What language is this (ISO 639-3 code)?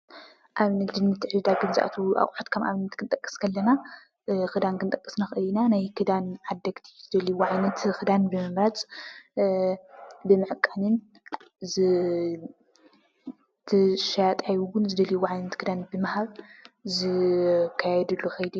tir